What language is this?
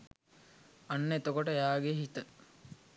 Sinhala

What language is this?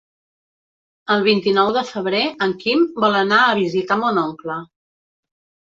Catalan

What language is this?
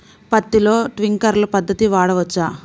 Telugu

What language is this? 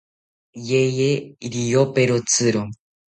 South Ucayali Ashéninka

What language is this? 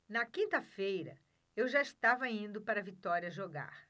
Portuguese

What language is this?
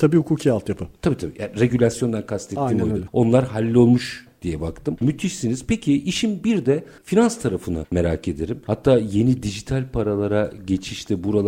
Turkish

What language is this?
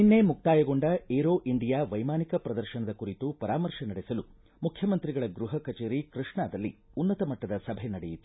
Kannada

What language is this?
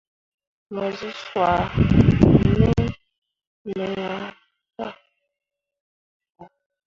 Mundang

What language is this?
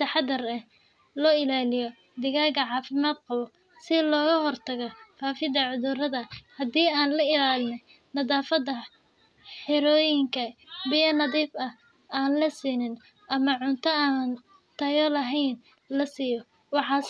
Somali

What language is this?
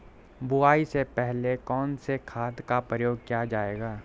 Hindi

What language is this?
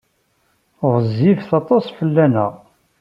Kabyle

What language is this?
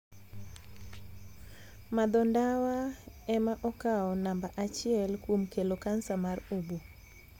Luo (Kenya and Tanzania)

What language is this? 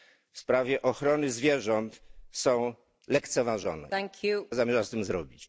Polish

